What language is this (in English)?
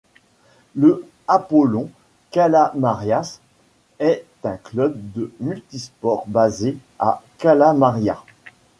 French